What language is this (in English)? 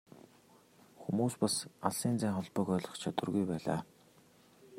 Mongolian